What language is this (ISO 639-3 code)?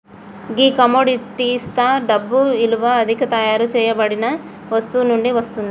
tel